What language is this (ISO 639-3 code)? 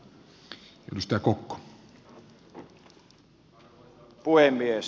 fin